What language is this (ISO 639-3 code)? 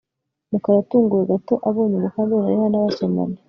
kin